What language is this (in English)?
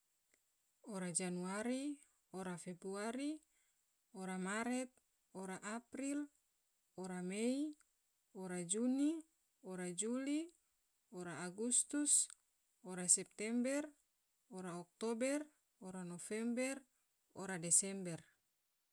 Tidore